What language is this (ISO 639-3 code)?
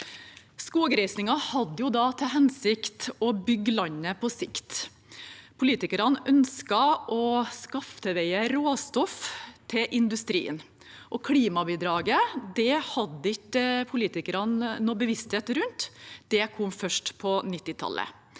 nor